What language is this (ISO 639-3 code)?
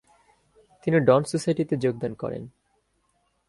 ben